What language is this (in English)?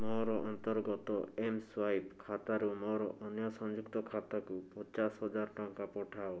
Odia